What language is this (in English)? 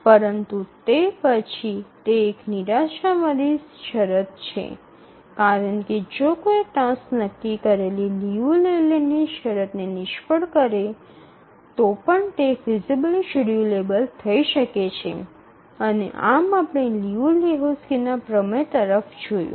Gujarati